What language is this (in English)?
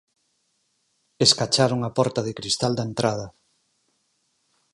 Galician